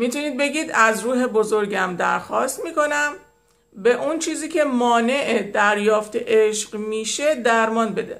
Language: Persian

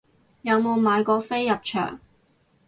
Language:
Cantonese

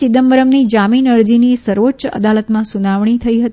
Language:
Gujarati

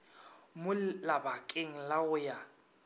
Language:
Northern Sotho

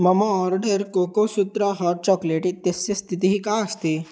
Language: Sanskrit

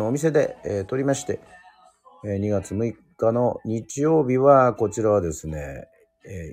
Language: Japanese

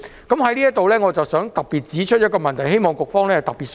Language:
Cantonese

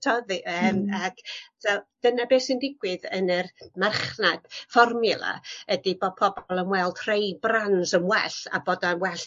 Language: Welsh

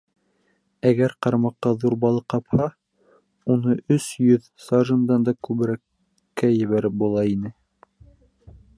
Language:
Bashkir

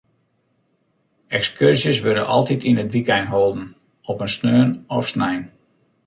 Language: Western Frisian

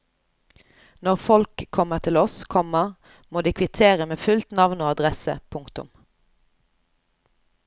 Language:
Norwegian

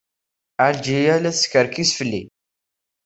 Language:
Kabyle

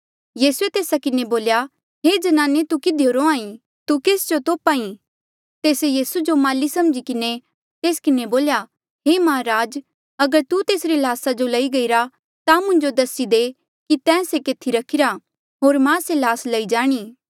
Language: Mandeali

